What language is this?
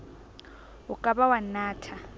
Southern Sotho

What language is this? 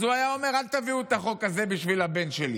Hebrew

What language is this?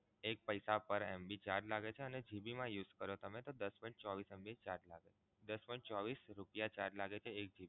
Gujarati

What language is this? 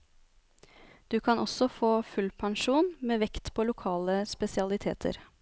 Norwegian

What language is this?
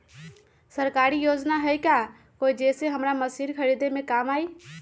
Magahi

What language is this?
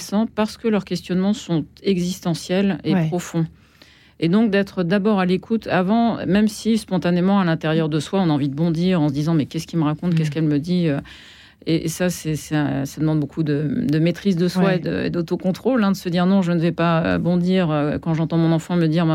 French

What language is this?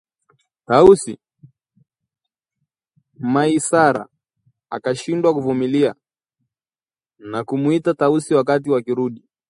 Swahili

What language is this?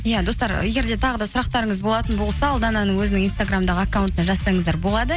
Kazakh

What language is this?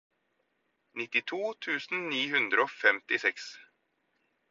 Norwegian Bokmål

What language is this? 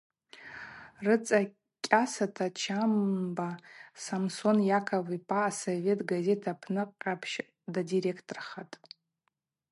Abaza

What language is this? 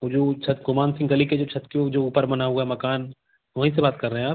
Hindi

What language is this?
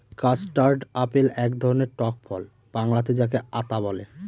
Bangla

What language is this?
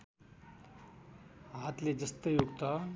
Nepali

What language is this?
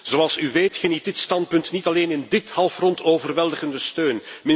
Dutch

